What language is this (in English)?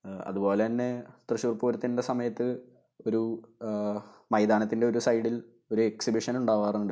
Malayalam